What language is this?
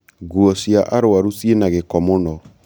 Kikuyu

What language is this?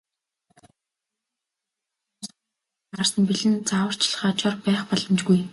Mongolian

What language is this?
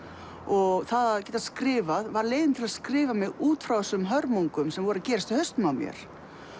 Icelandic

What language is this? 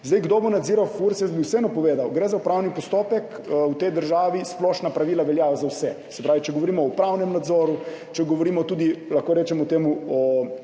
Slovenian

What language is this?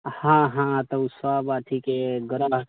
Maithili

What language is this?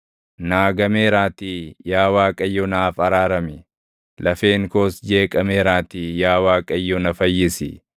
Oromo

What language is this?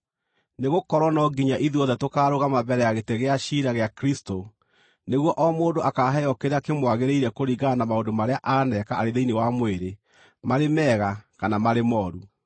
Kikuyu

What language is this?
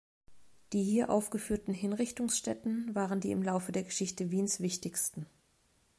German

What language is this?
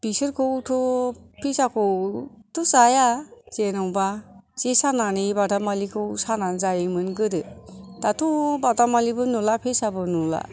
Bodo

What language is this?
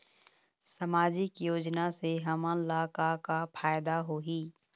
Chhattisgarhi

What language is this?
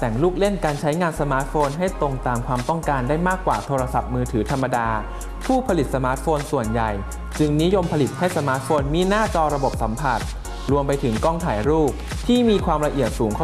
Thai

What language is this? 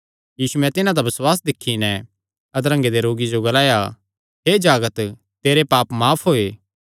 Kangri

